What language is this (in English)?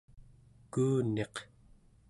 Central Yupik